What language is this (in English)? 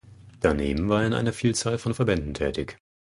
German